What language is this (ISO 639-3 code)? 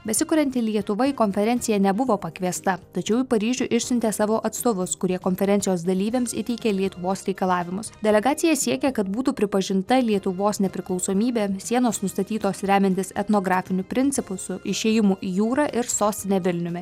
lit